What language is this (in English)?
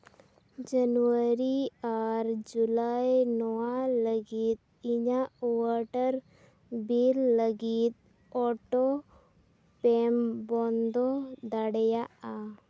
Santali